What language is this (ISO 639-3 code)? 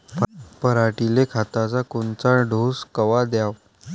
mar